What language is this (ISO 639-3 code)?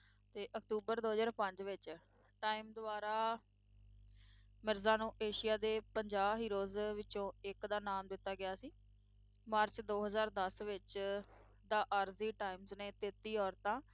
pan